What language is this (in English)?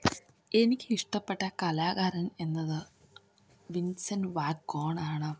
Malayalam